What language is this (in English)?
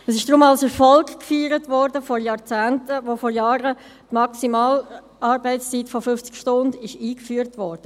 Swiss German